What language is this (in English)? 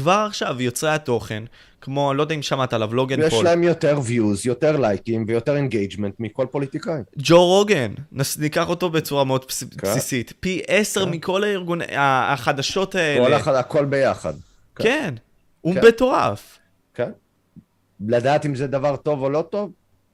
Hebrew